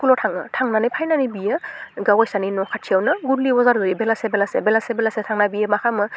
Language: Bodo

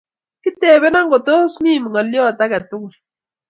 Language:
Kalenjin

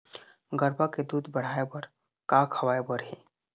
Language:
Chhattisgarhi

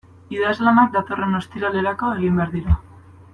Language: Basque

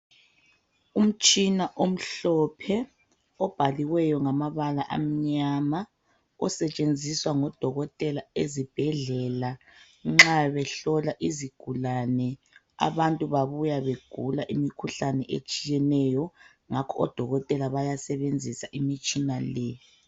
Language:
North Ndebele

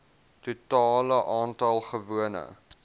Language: Afrikaans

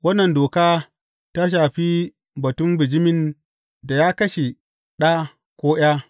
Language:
Hausa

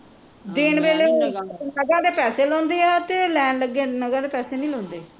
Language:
Punjabi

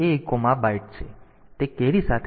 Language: Gujarati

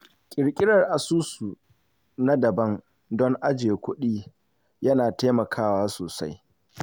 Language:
Hausa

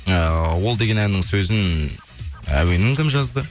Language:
Kazakh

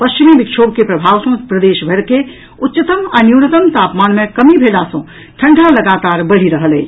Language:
Maithili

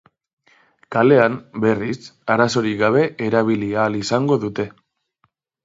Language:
Basque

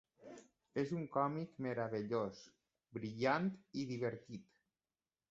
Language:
Catalan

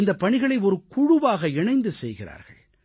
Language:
Tamil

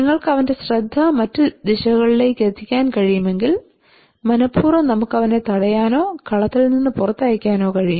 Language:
Malayalam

